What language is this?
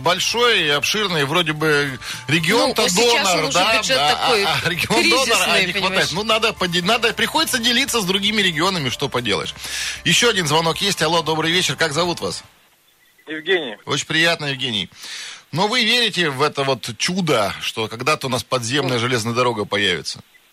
Russian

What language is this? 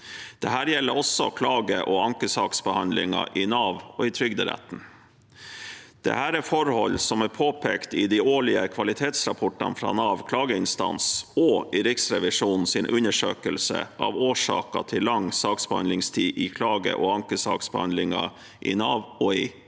Norwegian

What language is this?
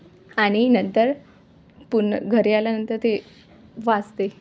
Marathi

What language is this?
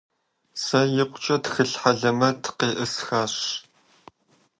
Kabardian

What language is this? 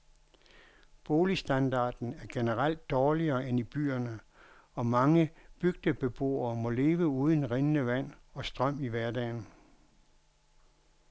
Danish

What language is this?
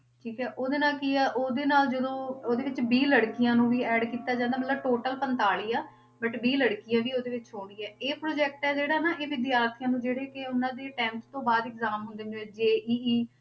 Punjabi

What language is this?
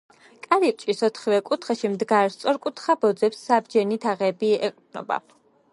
Georgian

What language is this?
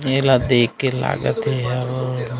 Chhattisgarhi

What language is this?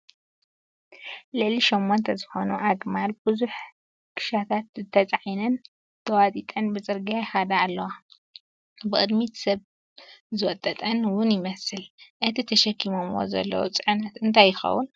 Tigrinya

